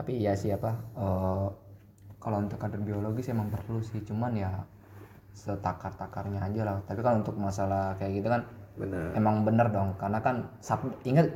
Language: Indonesian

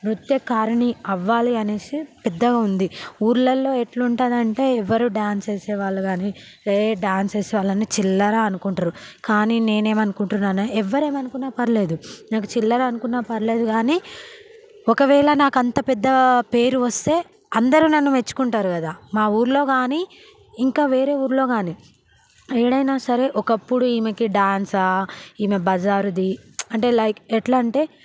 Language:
Telugu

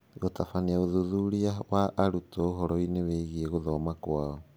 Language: Kikuyu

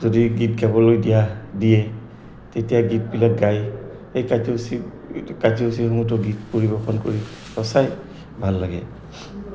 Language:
Assamese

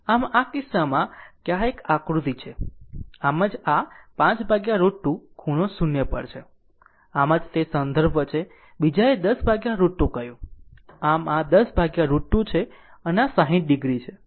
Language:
Gujarati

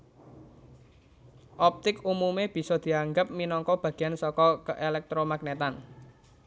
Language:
Javanese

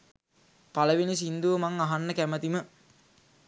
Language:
Sinhala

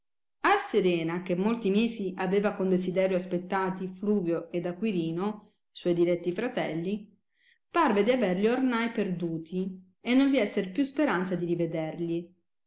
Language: Italian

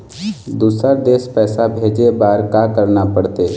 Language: Chhattisgarhi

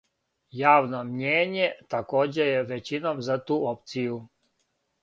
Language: Serbian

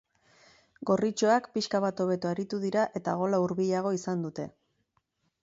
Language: Basque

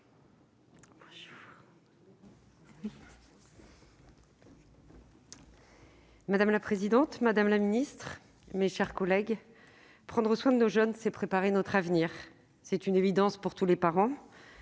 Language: French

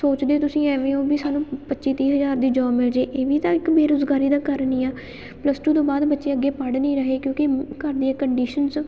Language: Punjabi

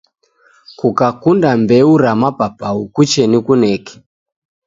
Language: Taita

